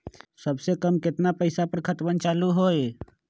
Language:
Magahi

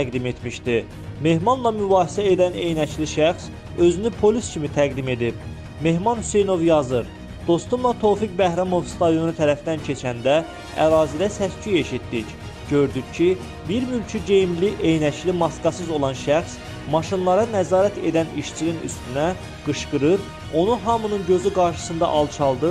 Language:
Turkish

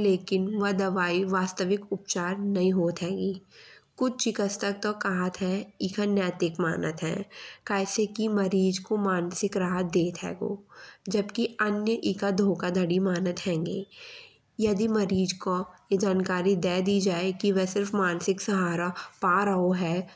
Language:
Bundeli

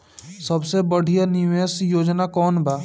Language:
Bhojpuri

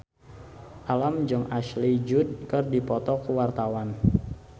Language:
Sundanese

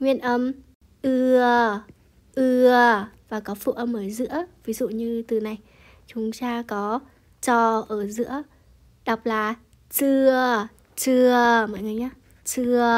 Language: Vietnamese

